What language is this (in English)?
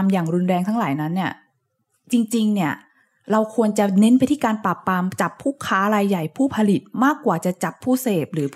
Thai